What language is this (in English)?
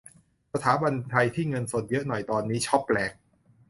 Thai